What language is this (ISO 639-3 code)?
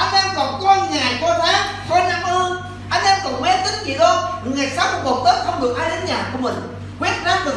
vie